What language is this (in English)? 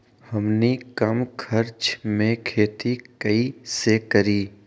Magahi